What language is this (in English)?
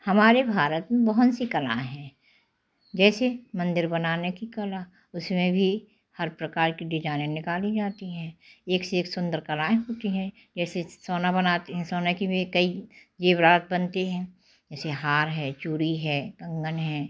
Hindi